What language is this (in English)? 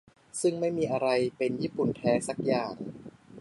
Thai